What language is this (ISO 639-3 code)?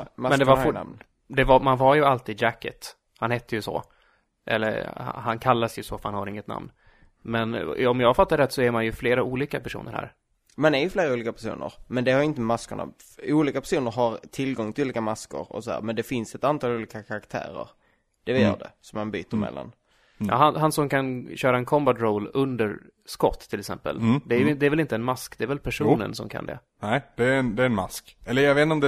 swe